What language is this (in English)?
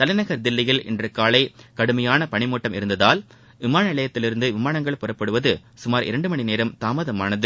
Tamil